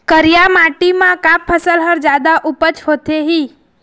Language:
Chhattisgarhi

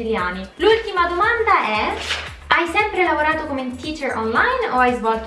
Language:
Italian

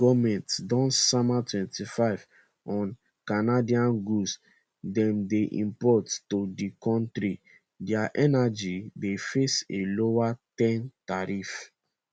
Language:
Nigerian Pidgin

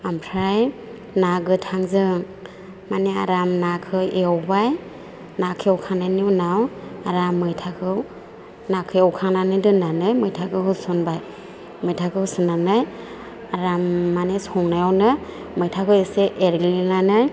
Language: Bodo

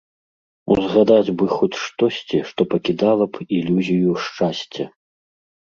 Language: Belarusian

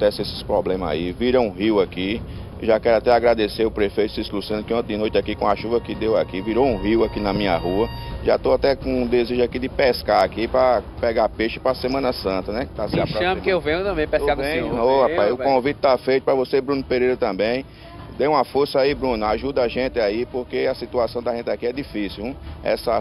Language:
Portuguese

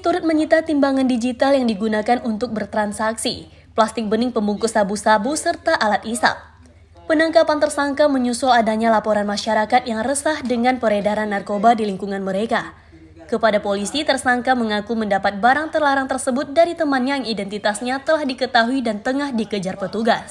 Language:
Indonesian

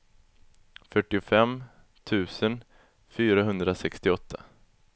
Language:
Swedish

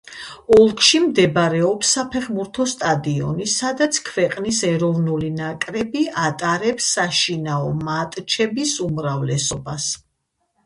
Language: Georgian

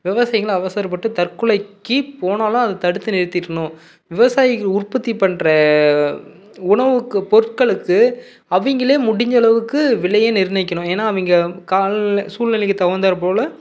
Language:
Tamil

